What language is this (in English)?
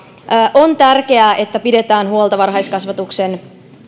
Finnish